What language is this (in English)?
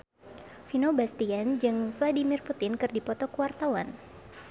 Sundanese